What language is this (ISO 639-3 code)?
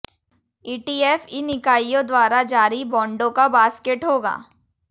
hin